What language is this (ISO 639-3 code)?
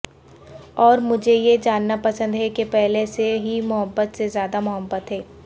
urd